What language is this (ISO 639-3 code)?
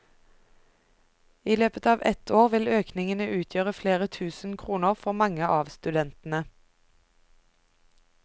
nor